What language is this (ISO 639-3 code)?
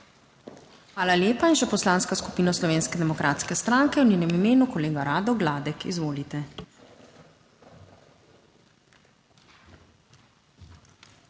slv